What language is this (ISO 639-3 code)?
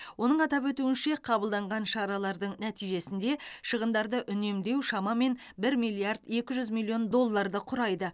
kaz